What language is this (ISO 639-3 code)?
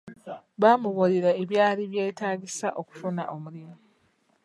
lug